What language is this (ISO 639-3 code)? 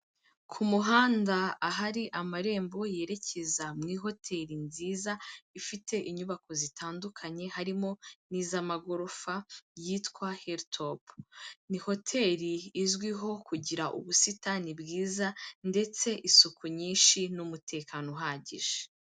kin